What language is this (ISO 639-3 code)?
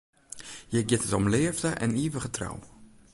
fry